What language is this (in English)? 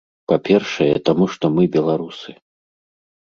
Belarusian